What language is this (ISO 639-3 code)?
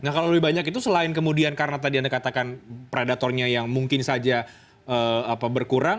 ind